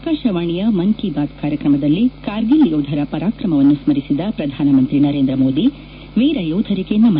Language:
Kannada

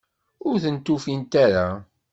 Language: Kabyle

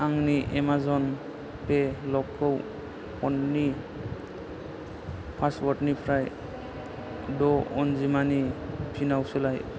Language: Bodo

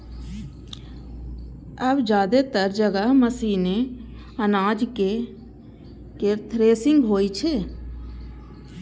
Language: Maithili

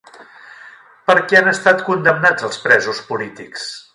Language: Catalan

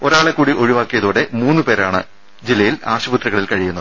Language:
Malayalam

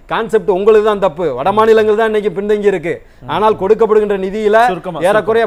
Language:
Korean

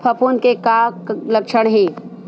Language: Chhattisgarhi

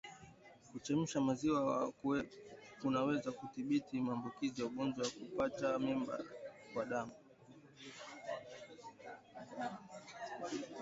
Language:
Swahili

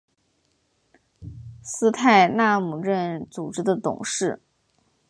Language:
Chinese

